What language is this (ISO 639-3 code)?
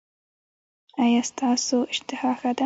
pus